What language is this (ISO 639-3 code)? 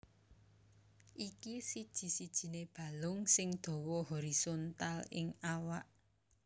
jav